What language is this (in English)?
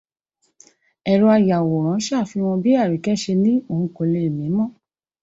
Yoruba